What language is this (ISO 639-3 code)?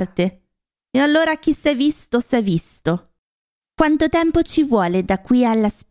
ita